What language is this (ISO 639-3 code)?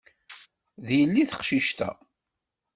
kab